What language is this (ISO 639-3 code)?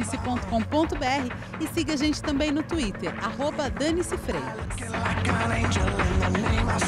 por